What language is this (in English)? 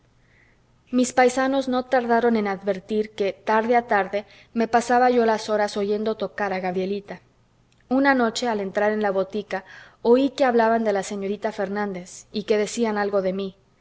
Spanish